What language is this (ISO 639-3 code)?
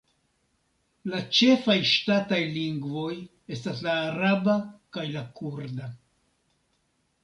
epo